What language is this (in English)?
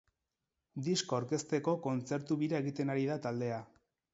Basque